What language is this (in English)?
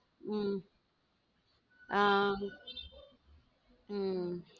Tamil